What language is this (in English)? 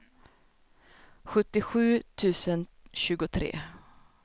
Swedish